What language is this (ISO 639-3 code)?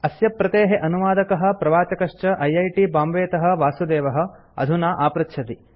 san